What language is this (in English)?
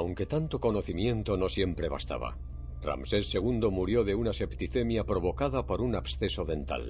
Spanish